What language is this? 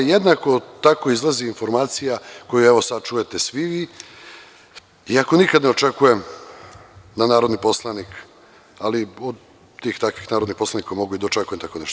Serbian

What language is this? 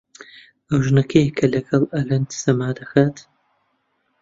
Central Kurdish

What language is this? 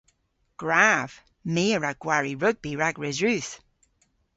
Cornish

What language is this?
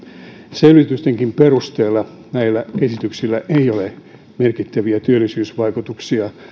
Finnish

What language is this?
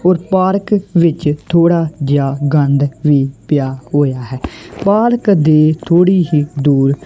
Punjabi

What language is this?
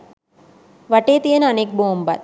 Sinhala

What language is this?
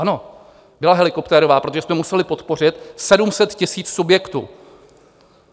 Czech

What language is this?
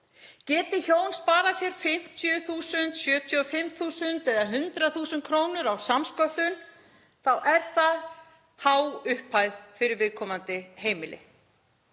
Icelandic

